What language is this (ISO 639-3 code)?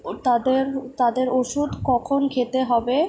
ben